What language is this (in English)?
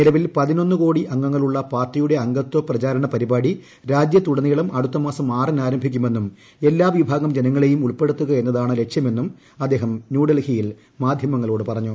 Malayalam